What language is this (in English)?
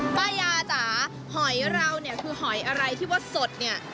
Thai